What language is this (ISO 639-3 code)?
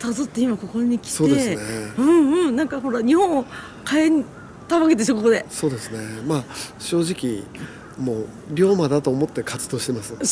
jpn